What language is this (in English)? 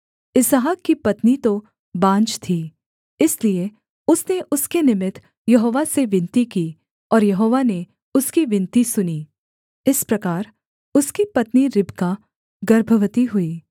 Hindi